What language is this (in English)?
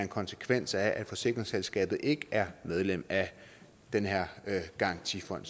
Danish